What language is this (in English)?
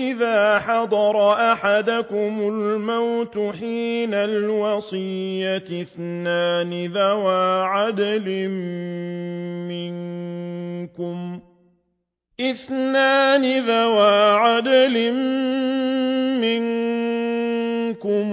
Arabic